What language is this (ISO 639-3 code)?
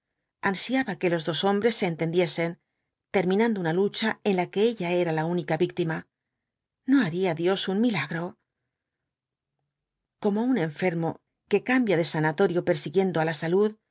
spa